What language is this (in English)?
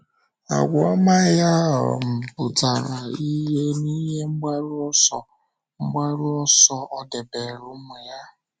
Igbo